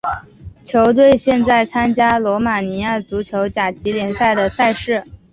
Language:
Chinese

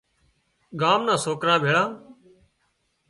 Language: Wadiyara Koli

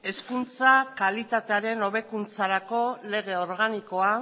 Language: Basque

